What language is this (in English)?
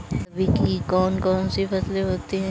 Hindi